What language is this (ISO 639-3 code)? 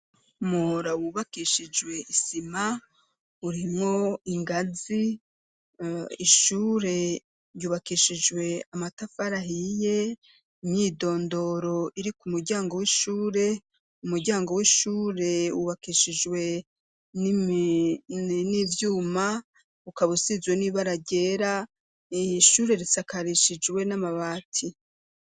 run